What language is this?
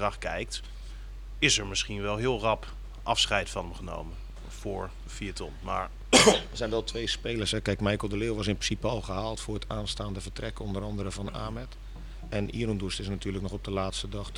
Dutch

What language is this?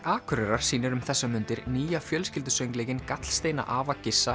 Icelandic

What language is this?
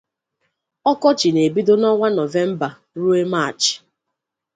Igbo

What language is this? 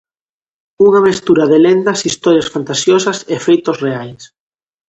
Galician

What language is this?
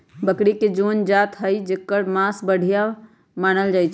Magahi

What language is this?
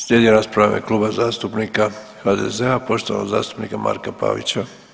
Croatian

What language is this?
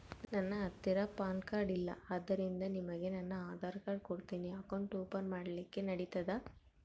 Kannada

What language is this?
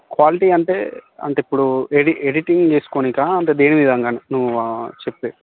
Telugu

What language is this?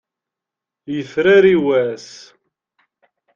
Kabyle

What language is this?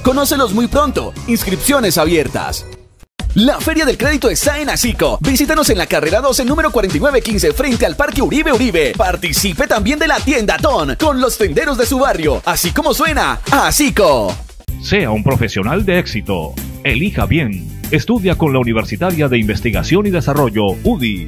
Spanish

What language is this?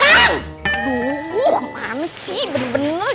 Indonesian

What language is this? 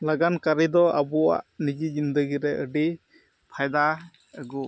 Santali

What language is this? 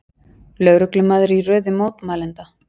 Icelandic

